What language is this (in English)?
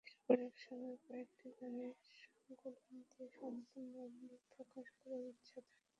Bangla